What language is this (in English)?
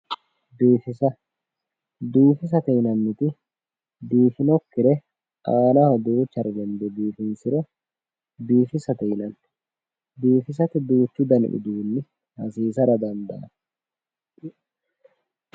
Sidamo